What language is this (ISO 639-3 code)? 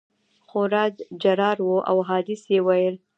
pus